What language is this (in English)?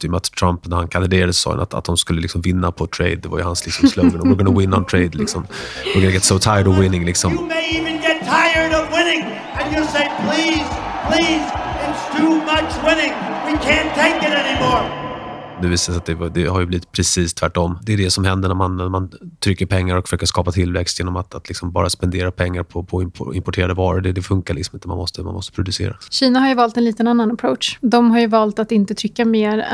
Swedish